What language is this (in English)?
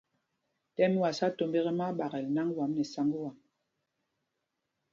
Mpumpong